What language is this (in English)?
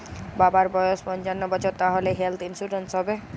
Bangla